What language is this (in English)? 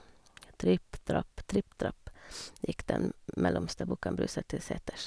Norwegian